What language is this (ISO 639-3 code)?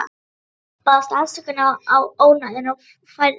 isl